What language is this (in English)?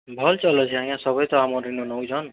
Odia